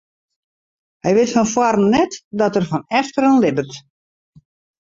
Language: Western Frisian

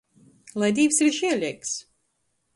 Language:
Latgalian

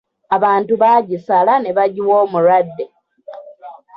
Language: Ganda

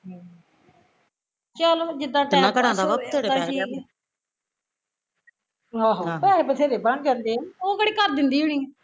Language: Punjabi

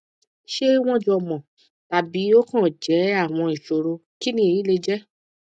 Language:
Yoruba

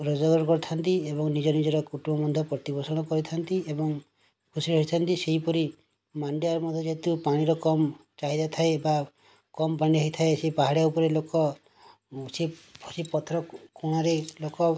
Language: Odia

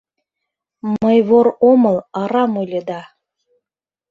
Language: Mari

